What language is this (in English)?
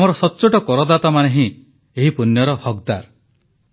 Odia